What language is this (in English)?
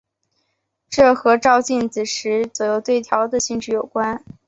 Chinese